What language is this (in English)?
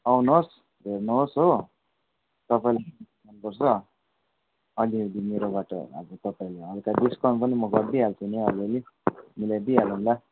Nepali